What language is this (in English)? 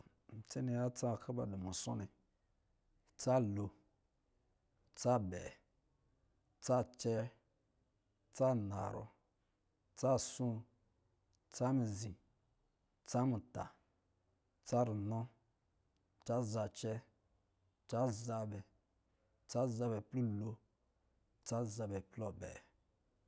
Lijili